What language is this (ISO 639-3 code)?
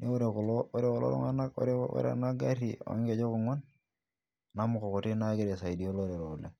mas